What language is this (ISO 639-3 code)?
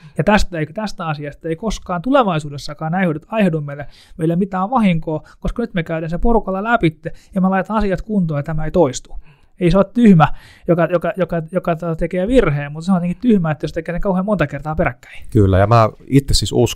fin